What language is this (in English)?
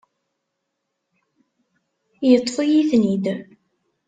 Kabyle